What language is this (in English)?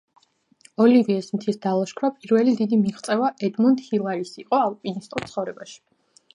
Georgian